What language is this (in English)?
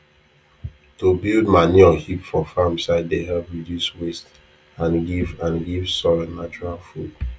Nigerian Pidgin